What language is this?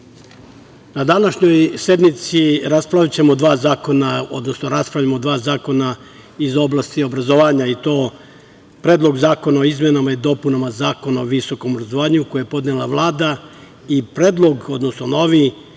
Serbian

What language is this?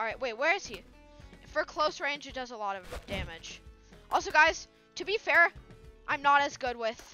English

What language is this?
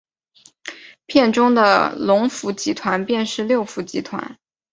Chinese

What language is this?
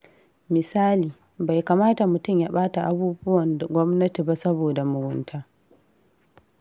Hausa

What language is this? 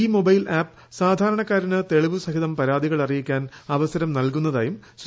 Malayalam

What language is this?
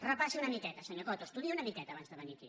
Catalan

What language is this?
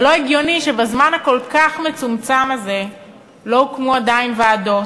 Hebrew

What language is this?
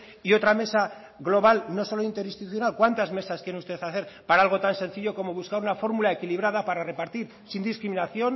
Spanish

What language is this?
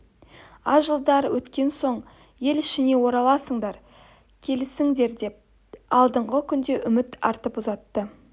Kazakh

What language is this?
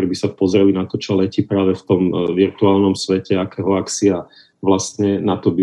Slovak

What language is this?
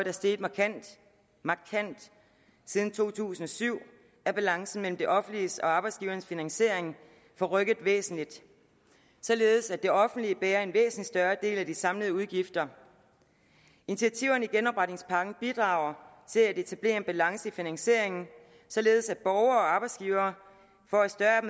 Danish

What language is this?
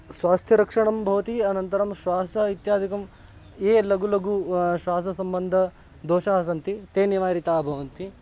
Sanskrit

